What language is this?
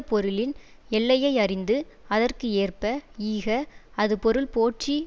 Tamil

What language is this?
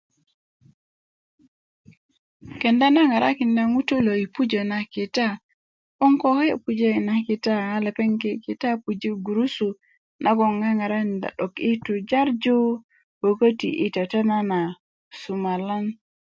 Kuku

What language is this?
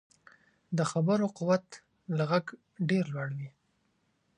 Pashto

